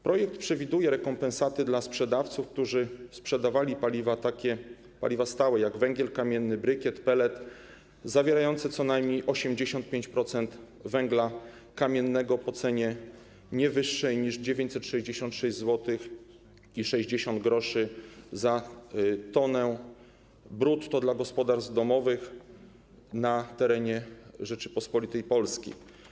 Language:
Polish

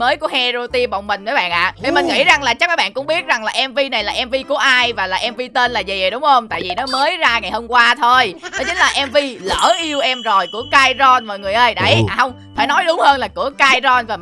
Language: Vietnamese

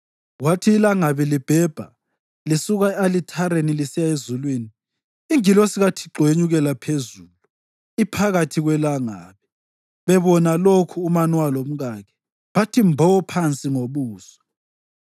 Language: North Ndebele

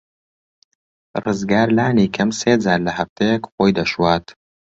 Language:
Central Kurdish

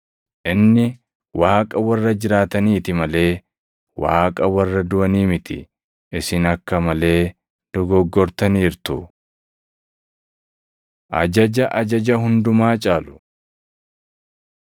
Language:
Oromo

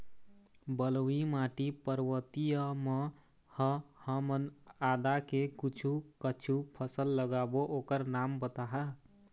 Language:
Chhattisgarhi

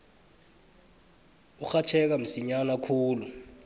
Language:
South Ndebele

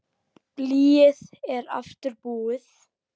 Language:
Icelandic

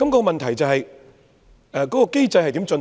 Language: Cantonese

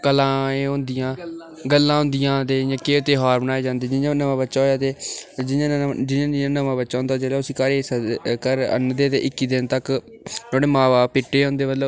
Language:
Dogri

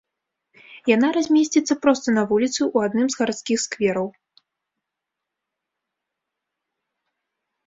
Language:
Belarusian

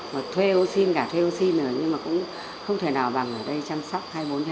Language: Vietnamese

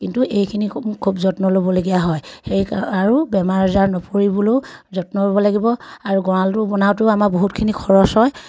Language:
Assamese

